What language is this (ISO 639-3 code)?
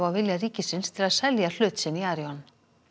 isl